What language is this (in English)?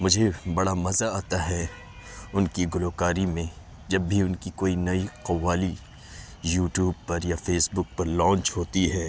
Urdu